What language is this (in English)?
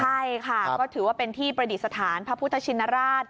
Thai